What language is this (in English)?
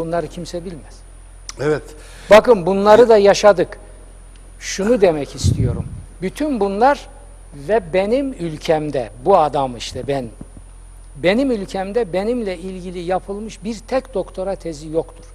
Turkish